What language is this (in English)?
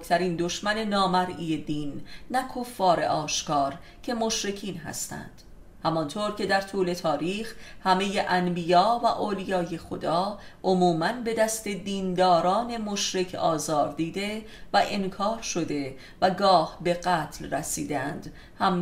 Persian